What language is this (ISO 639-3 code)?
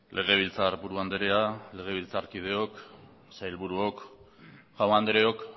eus